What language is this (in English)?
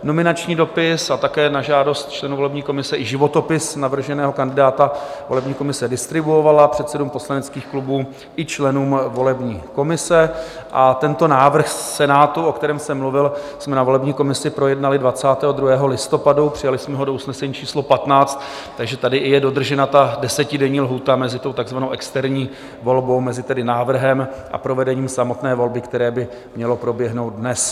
Czech